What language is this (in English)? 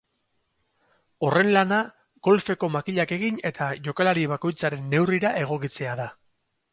Basque